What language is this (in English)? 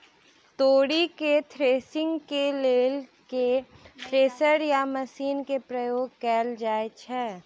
Maithili